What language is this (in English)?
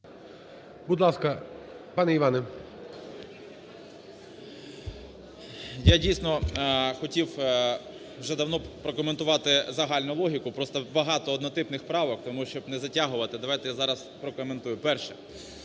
Ukrainian